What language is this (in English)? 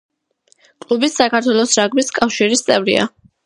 Georgian